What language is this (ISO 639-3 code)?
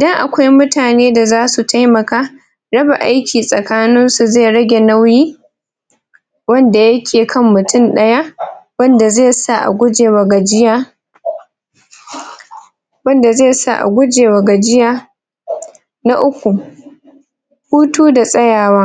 hau